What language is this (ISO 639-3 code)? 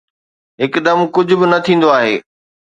snd